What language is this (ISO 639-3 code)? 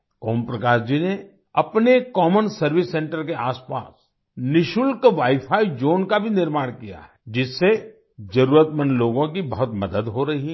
hin